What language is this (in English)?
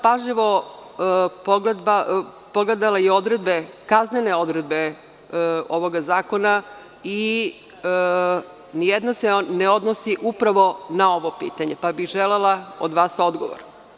Serbian